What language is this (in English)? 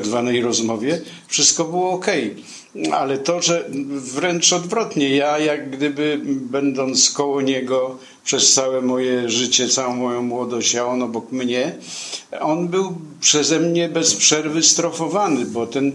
Polish